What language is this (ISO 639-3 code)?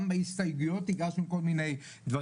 heb